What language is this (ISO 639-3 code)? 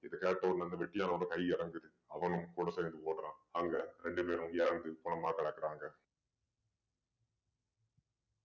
tam